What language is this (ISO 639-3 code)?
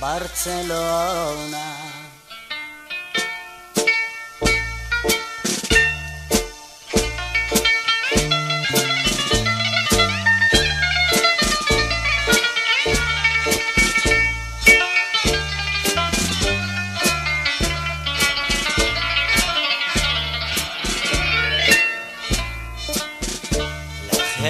heb